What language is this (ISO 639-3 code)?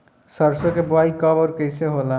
bho